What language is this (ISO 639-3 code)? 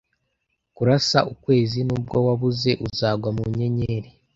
kin